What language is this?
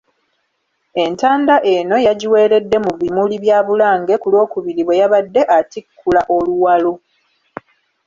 Ganda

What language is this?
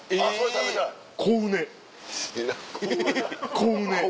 Japanese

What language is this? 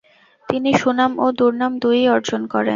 Bangla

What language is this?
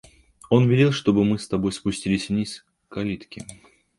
Russian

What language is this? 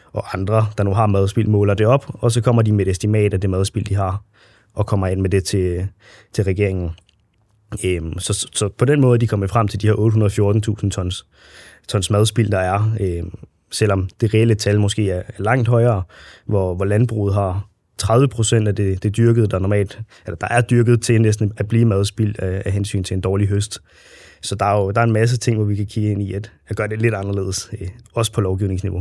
Danish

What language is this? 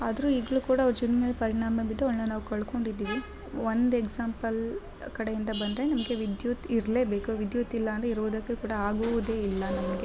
Kannada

